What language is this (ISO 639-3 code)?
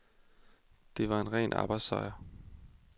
dan